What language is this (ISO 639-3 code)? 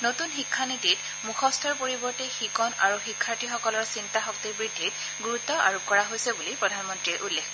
asm